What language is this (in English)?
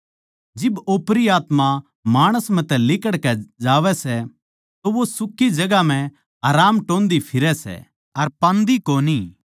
Haryanvi